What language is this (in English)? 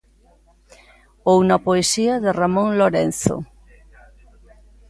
Galician